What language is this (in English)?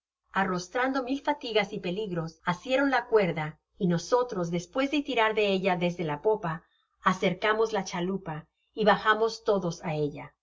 Spanish